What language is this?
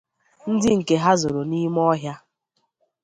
Igbo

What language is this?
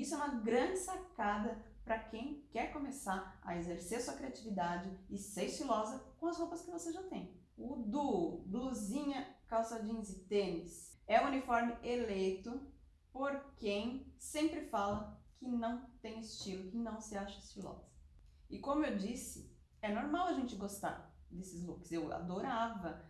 Portuguese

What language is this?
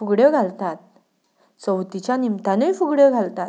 Konkani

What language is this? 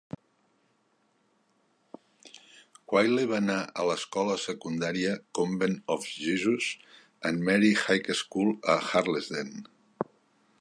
Catalan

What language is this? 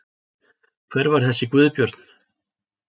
Icelandic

